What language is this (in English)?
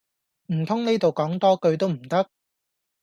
Cantonese